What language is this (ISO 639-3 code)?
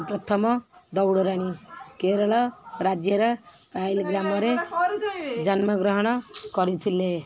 ori